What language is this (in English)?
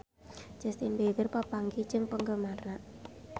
Sundanese